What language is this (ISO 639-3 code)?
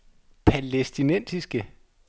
dan